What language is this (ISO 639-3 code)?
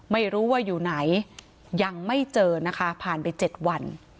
tha